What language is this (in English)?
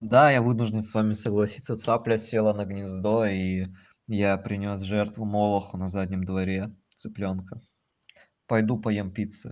Russian